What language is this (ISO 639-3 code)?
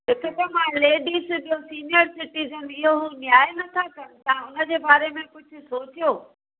snd